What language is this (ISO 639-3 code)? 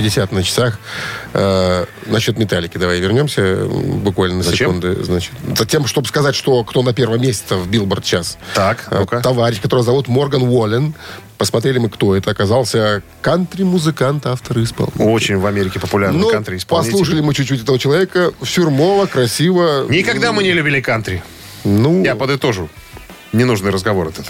rus